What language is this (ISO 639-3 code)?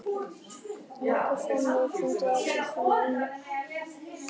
isl